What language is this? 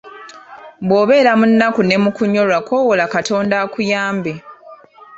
Ganda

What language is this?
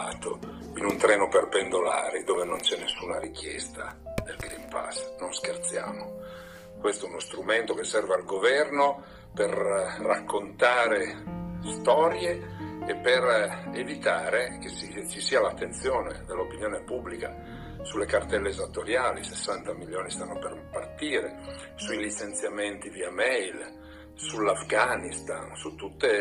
Italian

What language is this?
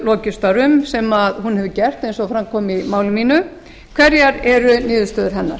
Icelandic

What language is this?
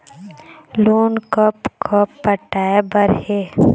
Chhattisgarhi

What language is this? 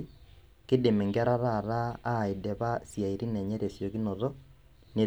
Masai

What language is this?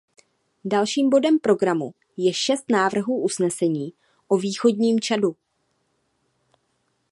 Czech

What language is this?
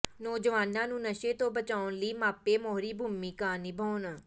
Punjabi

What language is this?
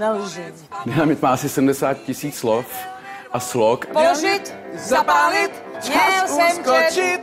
Czech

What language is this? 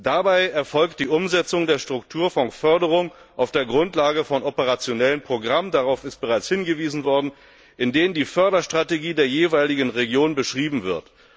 German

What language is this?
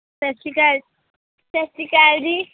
Punjabi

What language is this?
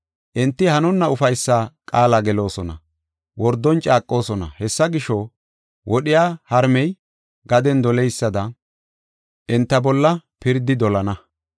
Gofa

